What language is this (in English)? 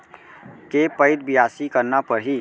Chhattisgarhi